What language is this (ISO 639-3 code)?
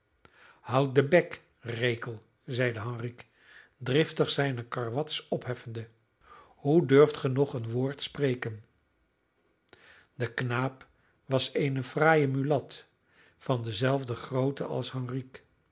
nld